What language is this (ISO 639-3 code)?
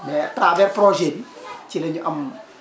wol